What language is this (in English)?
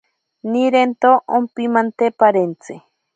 Ashéninka Perené